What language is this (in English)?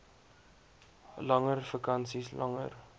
Afrikaans